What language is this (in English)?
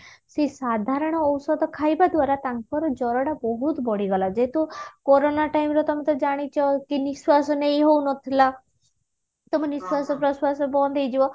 Odia